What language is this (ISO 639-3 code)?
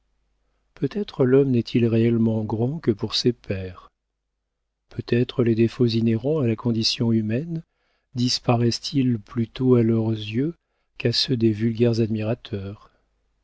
fra